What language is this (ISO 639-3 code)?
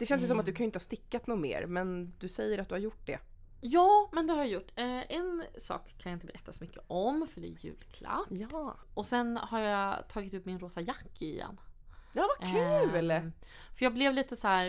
swe